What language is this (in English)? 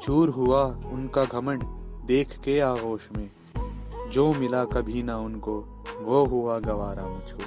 Hindi